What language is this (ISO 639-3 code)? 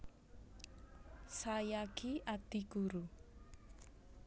jav